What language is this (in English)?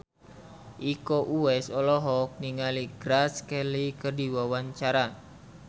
Sundanese